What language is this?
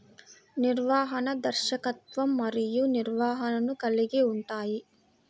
Telugu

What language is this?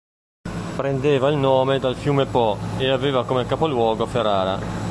Italian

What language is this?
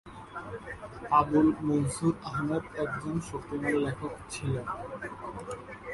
Bangla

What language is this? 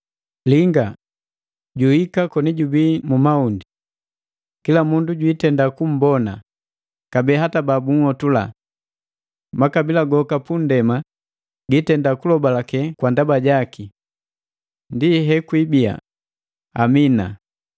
Matengo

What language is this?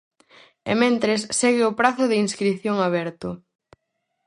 Galician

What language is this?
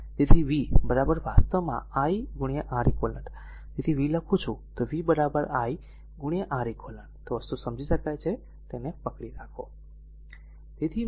Gujarati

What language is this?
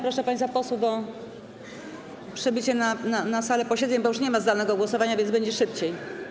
Polish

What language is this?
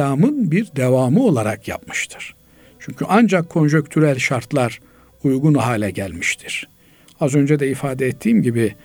Turkish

